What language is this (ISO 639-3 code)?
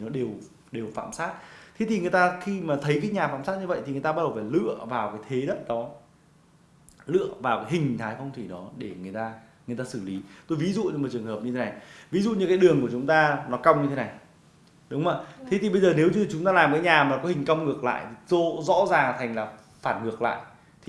vie